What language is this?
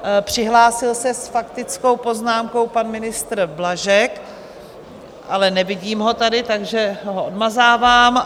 Czech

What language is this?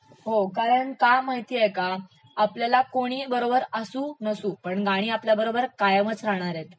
Marathi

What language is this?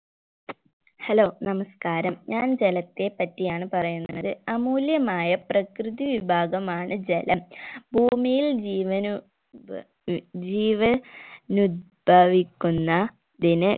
Malayalam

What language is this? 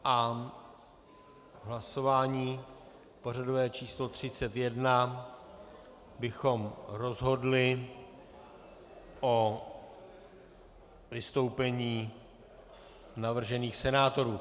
Czech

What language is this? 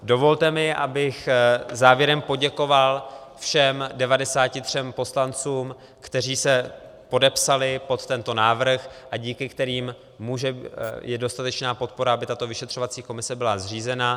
Czech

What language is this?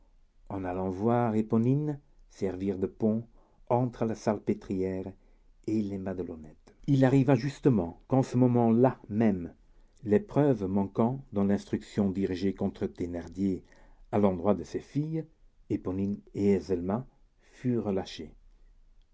French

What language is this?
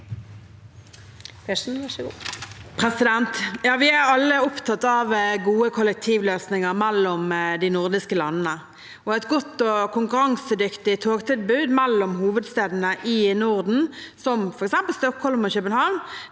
Norwegian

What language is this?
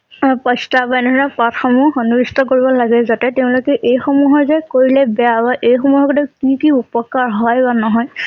Assamese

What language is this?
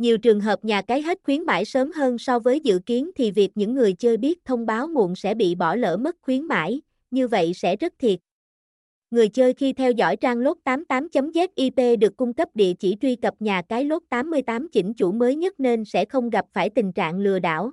Vietnamese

